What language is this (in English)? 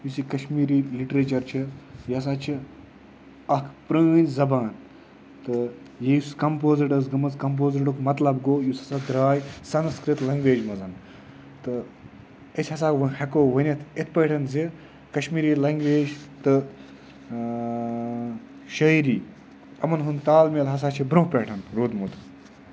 Kashmiri